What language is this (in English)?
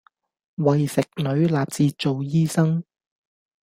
Cantonese